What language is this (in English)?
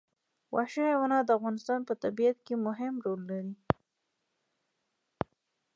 Pashto